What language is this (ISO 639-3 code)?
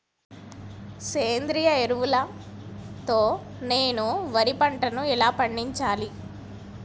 tel